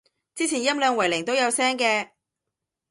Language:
Cantonese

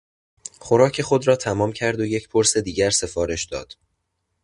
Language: Persian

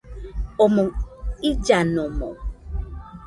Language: Nüpode Huitoto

